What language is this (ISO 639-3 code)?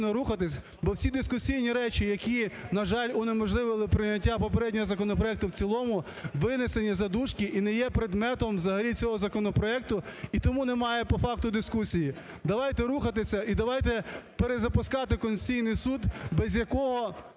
ukr